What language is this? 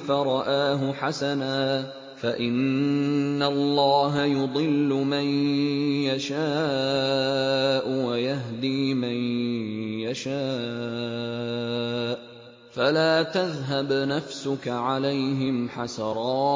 Arabic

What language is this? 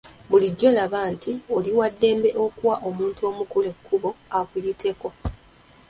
Ganda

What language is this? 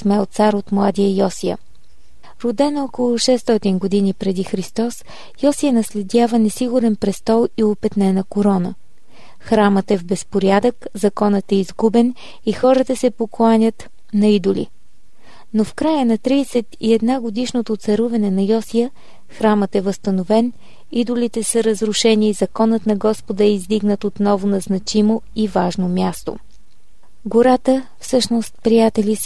Bulgarian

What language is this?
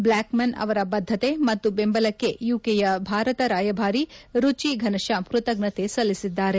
Kannada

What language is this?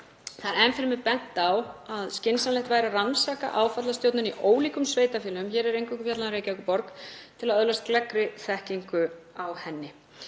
Icelandic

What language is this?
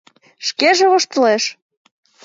Mari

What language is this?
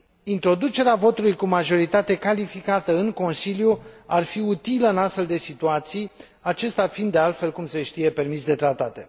Romanian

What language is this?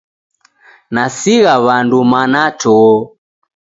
Taita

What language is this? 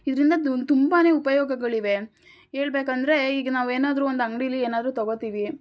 Kannada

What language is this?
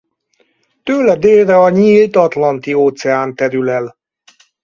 Hungarian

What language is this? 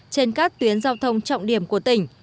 Vietnamese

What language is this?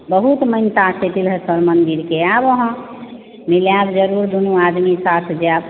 Maithili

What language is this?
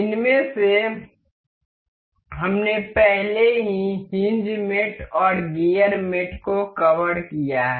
Hindi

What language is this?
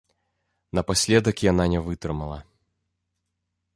Belarusian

